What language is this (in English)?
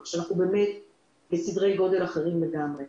Hebrew